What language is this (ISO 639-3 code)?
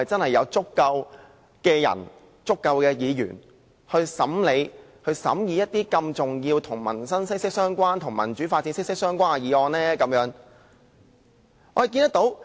yue